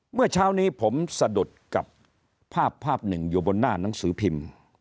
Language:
Thai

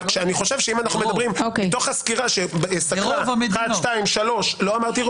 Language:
Hebrew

